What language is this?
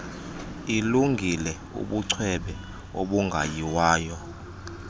Xhosa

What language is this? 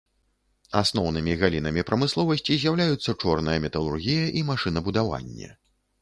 Belarusian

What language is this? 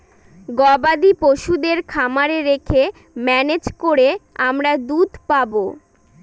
Bangla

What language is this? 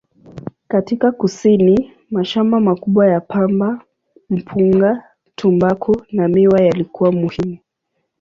Swahili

